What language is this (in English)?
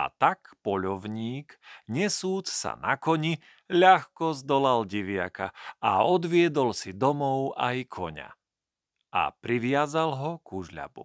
Slovak